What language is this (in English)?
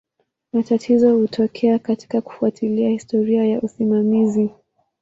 Swahili